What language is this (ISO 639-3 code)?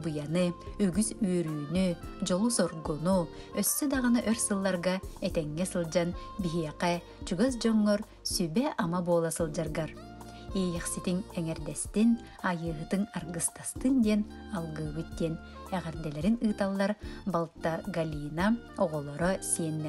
tur